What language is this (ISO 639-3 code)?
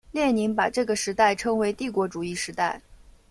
zho